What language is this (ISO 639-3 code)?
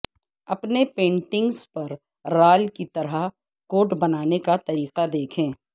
urd